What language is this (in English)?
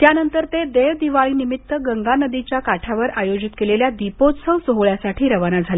Marathi